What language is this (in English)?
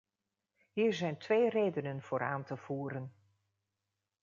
Dutch